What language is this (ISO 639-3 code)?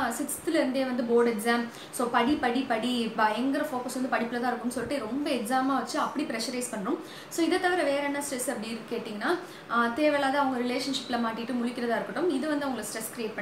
tam